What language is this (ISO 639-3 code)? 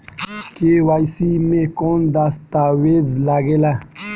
bho